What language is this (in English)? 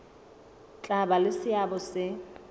Southern Sotho